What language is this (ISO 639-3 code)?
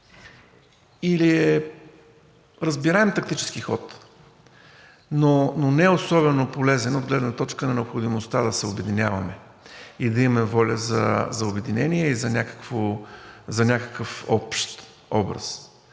bul